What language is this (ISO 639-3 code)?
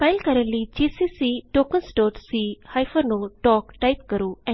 pan